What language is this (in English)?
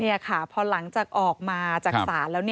Thai